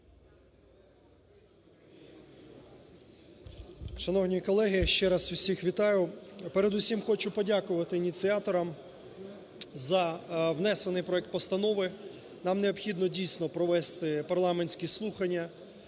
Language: Ukrainian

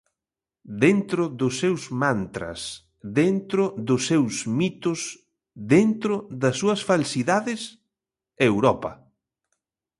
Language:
Galician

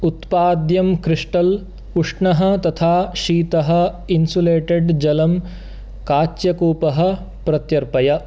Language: Sanskrit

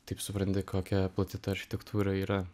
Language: Lithuanian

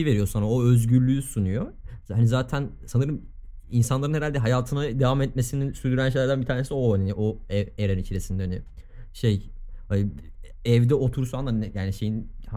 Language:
Turkish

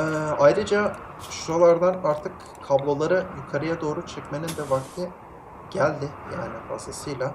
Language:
Turkish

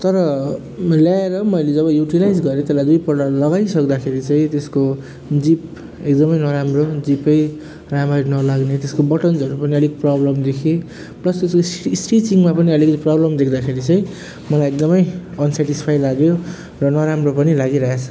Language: Nepali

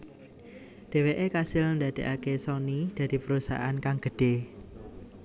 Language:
Javanese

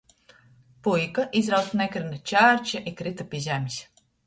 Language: Latgalian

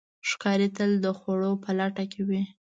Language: Pashto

